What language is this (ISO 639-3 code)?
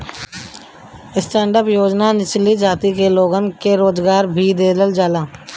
bho